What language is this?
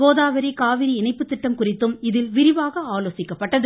Tamil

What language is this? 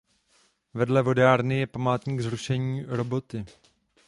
Czech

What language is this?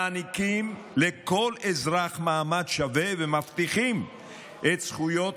Hebrew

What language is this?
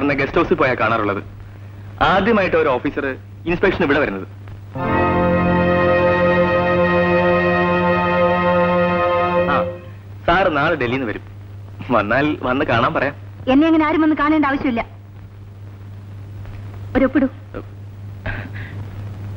Malayalam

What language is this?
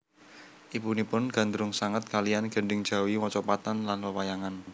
Javanese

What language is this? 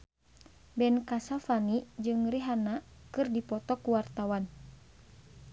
Sundanese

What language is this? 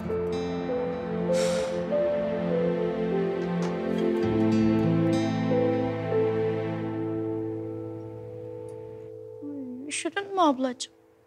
Turkish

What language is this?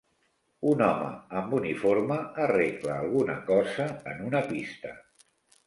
Catalan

